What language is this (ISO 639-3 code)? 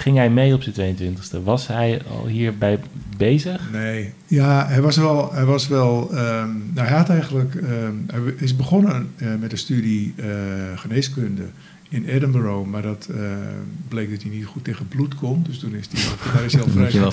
nld